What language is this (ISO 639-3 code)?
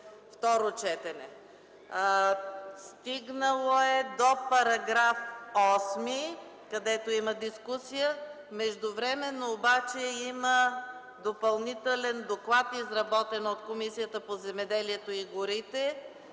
bul